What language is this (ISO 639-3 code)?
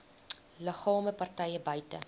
afr